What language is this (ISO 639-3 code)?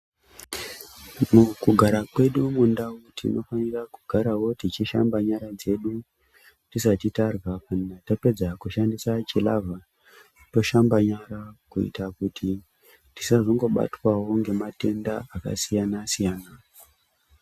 ndc